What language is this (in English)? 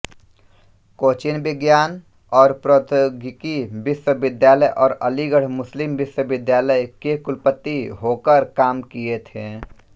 Hindi